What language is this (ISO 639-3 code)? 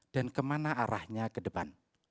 ind